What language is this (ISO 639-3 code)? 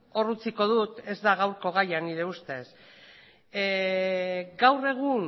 eus